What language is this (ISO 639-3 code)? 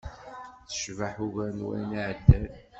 kab